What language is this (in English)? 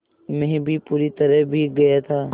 Hindi